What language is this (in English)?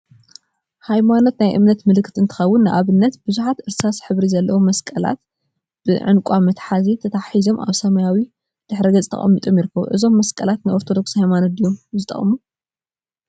Tigrinya